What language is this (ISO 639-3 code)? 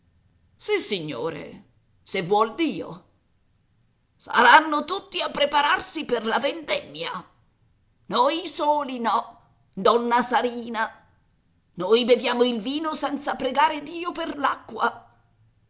ita